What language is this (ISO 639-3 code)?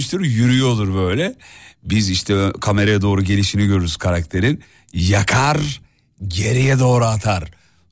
tur